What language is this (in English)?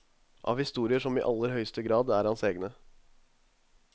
Norwegian